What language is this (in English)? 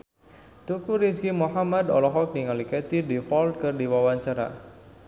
Sundanese